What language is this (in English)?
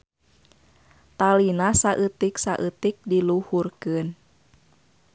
Sundanese